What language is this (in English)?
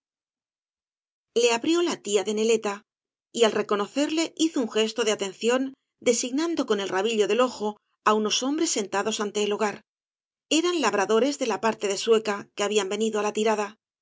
Spanish